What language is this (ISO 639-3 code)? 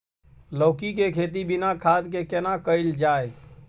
mai